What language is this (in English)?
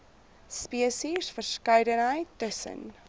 Afrikaans